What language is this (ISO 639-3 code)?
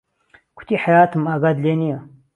ckb